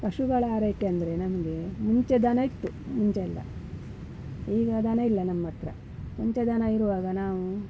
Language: Kannada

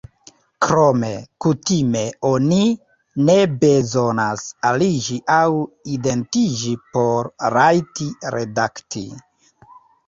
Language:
Esperanto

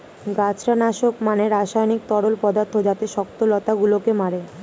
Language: Bangla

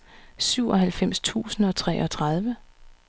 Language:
Danish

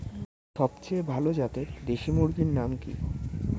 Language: Bangla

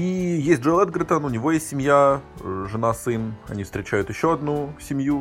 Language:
Russian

